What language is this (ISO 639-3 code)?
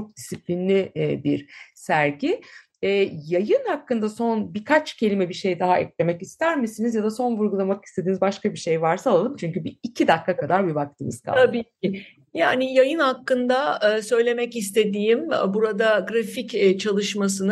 tur